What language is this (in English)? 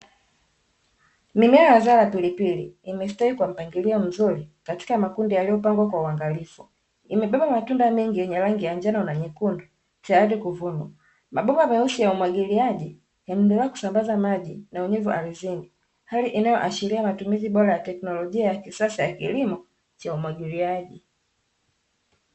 Swahili